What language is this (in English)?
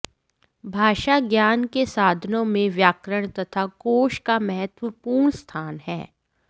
Sanskrit